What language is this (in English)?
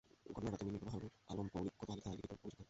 Bangla